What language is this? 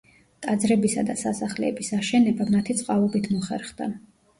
Georgian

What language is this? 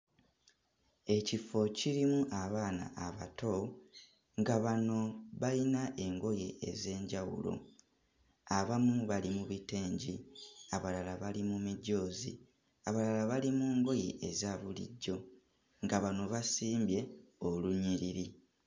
Ganda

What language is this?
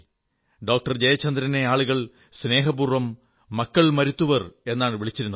Malayalam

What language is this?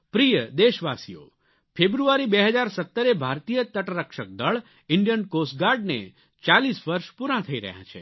Gujarati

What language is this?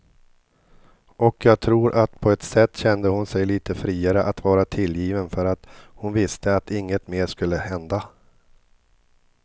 Swedish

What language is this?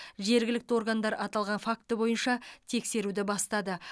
Kazakh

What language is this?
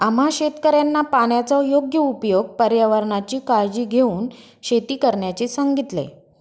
Marathi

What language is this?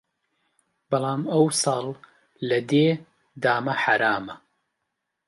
Central Kurdish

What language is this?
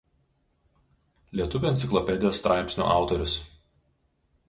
Lithuanian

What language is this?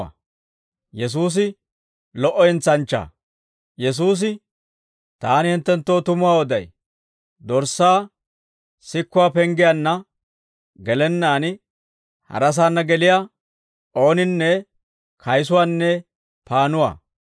Dawro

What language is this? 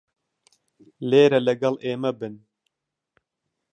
Central Kurdish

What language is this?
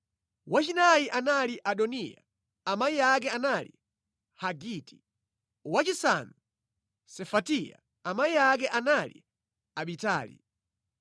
Nyanja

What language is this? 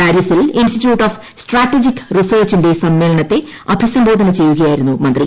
Malayalam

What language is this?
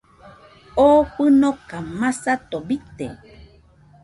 Nüpode Huitoto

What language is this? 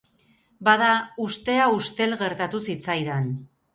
Basque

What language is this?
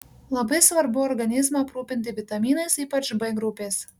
Lithuanian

